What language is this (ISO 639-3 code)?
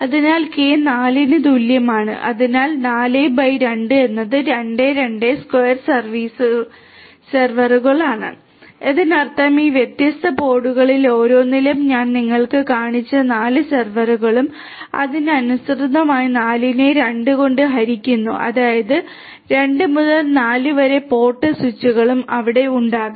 mal